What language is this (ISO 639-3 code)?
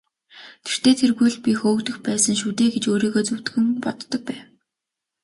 mon